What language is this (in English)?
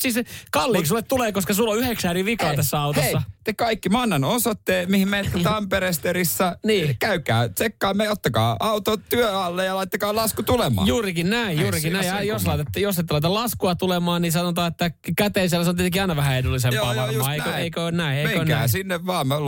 Finnish